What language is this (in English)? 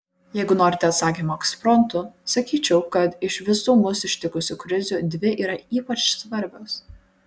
Lithuanian